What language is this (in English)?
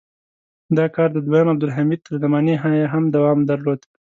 Pashto